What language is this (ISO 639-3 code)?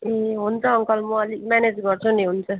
nep